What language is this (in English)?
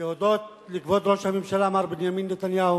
Hebrew